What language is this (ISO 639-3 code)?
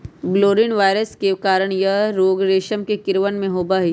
mag